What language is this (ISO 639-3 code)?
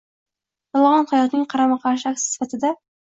uzb